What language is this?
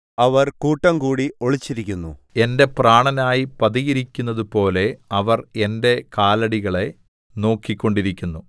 Malayalam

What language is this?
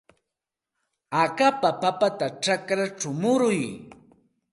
Santa Ana de Tusi Pasco Quechua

